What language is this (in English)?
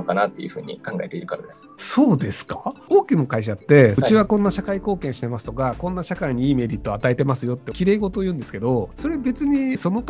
Japanese